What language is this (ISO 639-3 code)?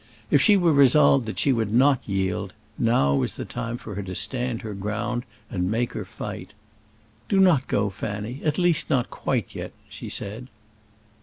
eng